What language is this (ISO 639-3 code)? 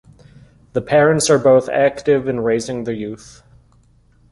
eng